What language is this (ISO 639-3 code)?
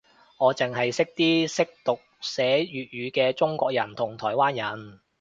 yue